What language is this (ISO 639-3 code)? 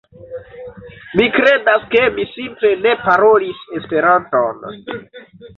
epo